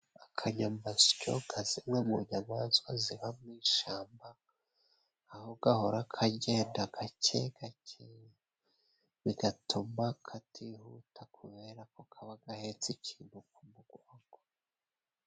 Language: Kinyarwanda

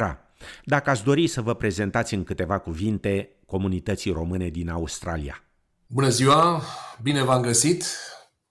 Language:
Romanian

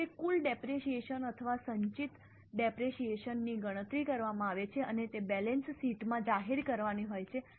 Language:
Gujarati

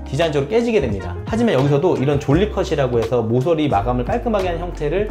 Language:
Korean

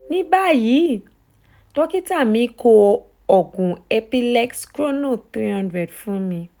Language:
Yoruba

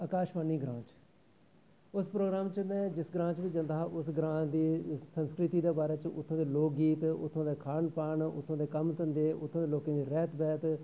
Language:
Dogri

